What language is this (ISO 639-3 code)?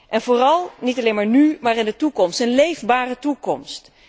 nld